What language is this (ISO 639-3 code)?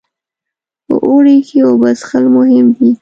pus